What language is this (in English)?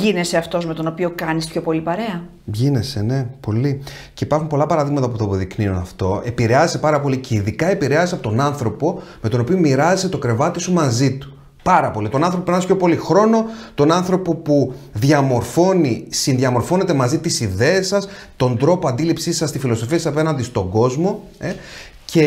Greek